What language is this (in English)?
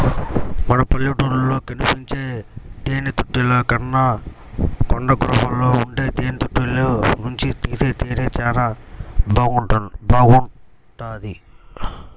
Telugu